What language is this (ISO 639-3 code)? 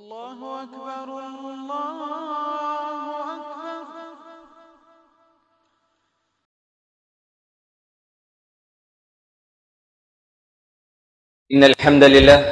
hin